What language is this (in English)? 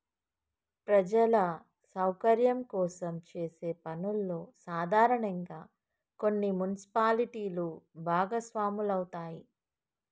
Telugu